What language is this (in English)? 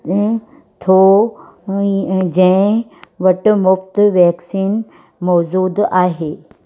Sindhi